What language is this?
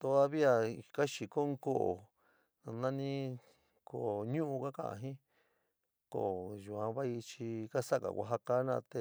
San Miguel El Grande Mixtec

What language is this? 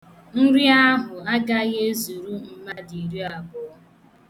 Igbo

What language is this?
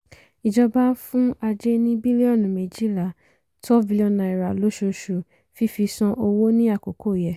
Yoruba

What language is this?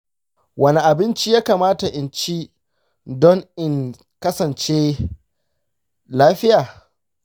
Hausa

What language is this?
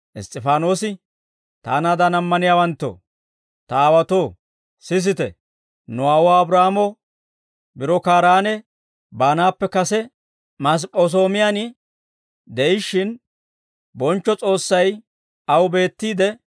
Dawro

